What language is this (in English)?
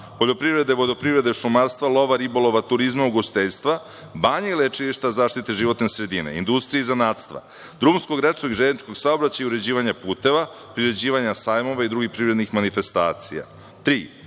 Serbian